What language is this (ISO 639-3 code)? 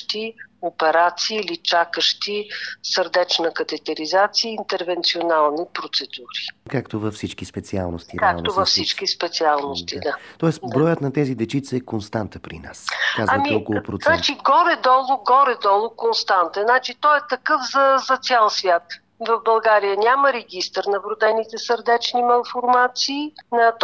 bul